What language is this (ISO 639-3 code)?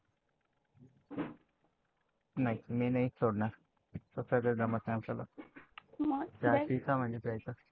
mar